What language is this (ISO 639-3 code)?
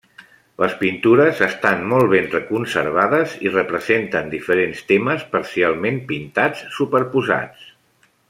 cat